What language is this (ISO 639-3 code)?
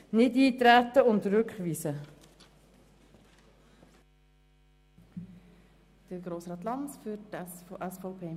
gsw